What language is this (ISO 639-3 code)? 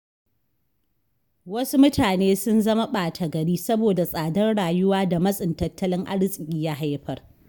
hau